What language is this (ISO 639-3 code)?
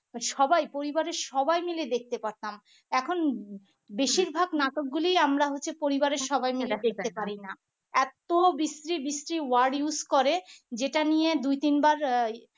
ben